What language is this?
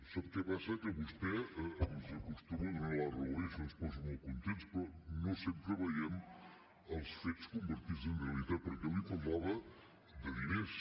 Catalan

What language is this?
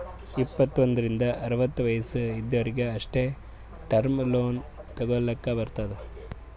Kannada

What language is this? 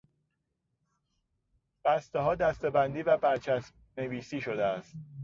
Persian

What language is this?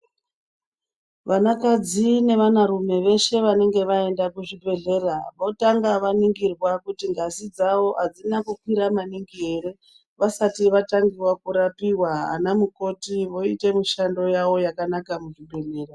Ndau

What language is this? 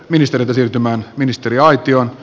Finnish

